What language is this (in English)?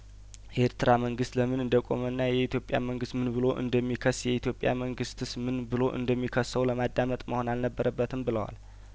Amharic